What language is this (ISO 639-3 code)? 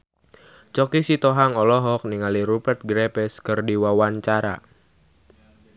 sun